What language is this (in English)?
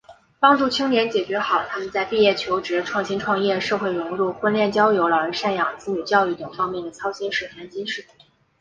Chinese